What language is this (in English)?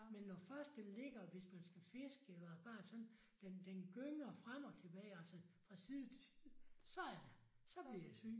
Danish